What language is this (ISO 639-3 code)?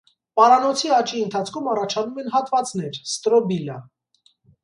hye